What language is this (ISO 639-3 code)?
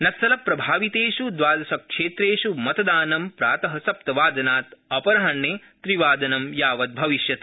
san